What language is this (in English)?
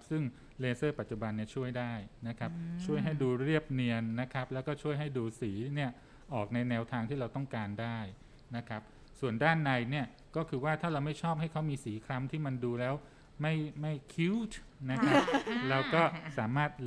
Thai